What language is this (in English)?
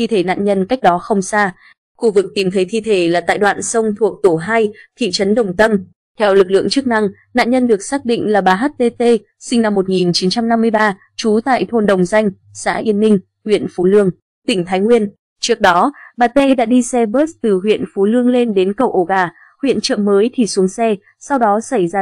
Vietnamese